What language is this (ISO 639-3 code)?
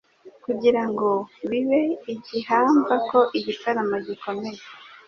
kin